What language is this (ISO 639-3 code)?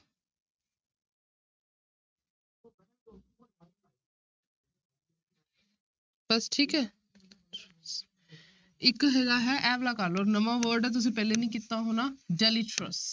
pan